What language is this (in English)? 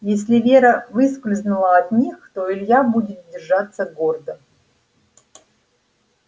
Russian